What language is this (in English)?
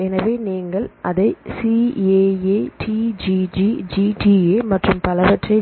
Tamil